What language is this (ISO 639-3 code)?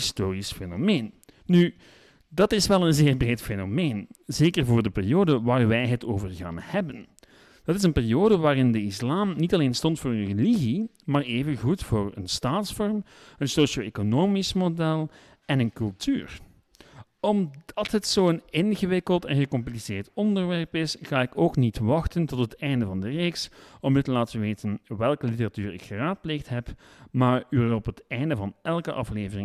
nld